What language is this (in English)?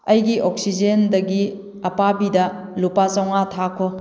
Manipuri